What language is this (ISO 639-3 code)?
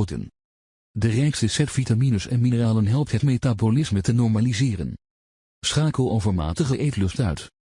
nld